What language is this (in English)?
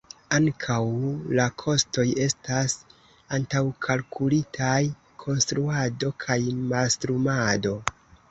Esperanto